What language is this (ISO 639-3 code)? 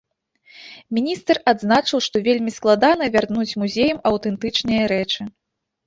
bel